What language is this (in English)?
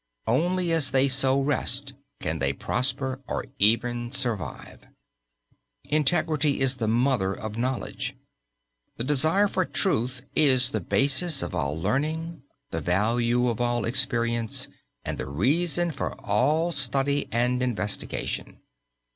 English